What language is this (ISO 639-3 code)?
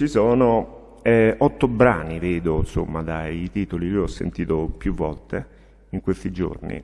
ita